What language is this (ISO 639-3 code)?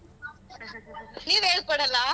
kan